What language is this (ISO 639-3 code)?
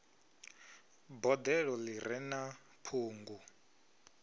ven